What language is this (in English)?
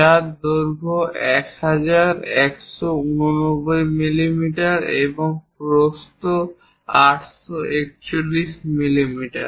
Bangla